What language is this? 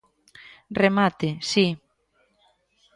Galician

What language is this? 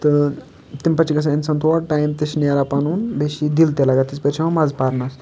Kashmiri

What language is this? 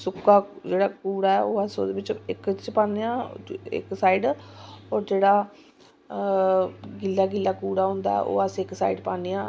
Dogri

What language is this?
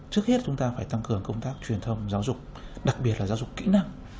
Vietnamese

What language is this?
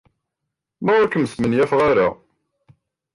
Kabyle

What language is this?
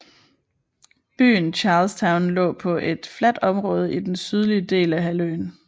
Danish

